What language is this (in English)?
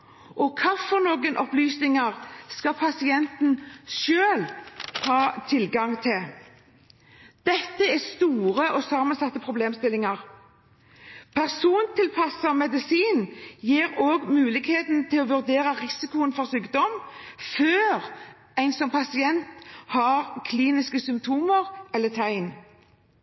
Norwegian Bokmål